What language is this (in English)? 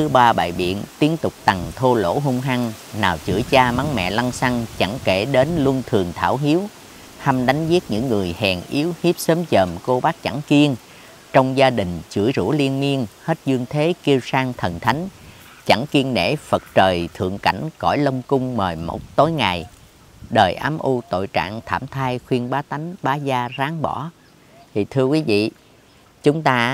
Vietnamese